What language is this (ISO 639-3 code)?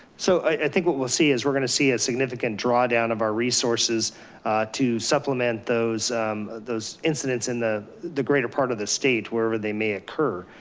eng